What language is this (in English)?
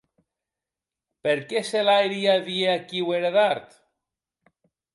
Occitan